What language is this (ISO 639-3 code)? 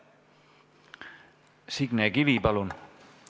est